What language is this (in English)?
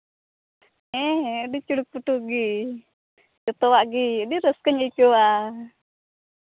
Santali